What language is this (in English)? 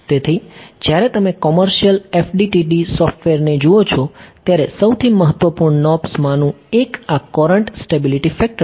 Gujarati